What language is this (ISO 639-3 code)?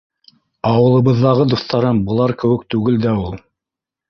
bak